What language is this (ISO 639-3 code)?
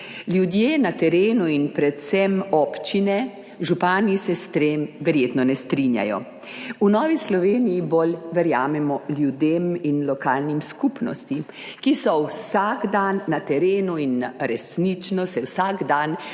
slv